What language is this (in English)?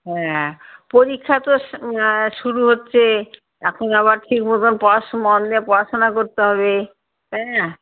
Bangla